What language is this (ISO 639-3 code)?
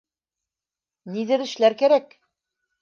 bak